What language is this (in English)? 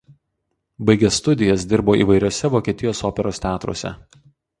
Lithuanian